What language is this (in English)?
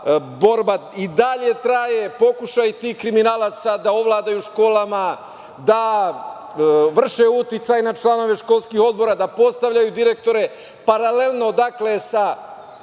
Serbian